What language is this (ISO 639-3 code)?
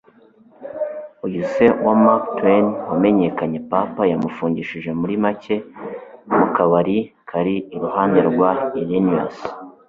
kin